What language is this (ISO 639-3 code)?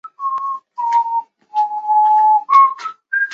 zho